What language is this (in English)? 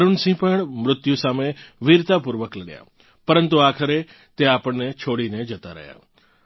Gujarati